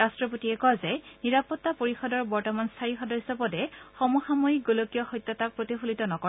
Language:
Assamese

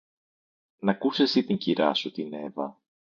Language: Greek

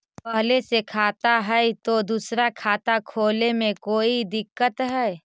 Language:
Magahi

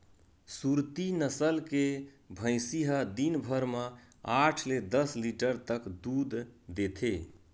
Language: Chhattisgarhi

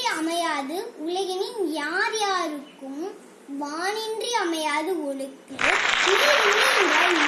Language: Tamil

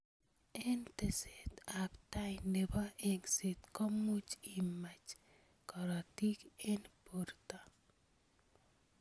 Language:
Kalenjin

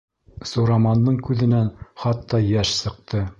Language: Bashkir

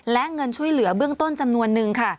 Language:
Thai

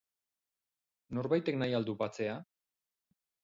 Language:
Basque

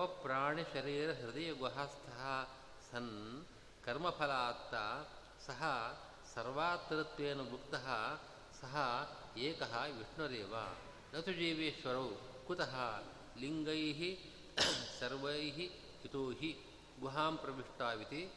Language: Kannada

